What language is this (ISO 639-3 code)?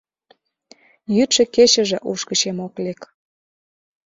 chm